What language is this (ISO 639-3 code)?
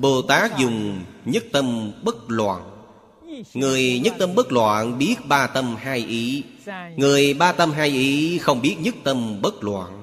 vie